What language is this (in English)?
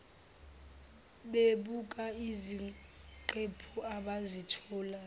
Zulu